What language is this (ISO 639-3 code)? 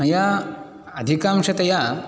san